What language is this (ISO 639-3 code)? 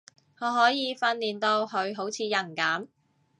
yue